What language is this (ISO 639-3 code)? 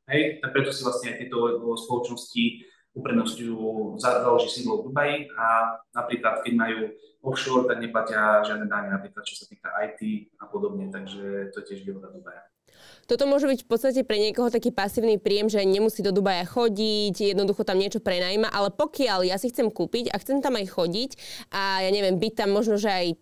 slk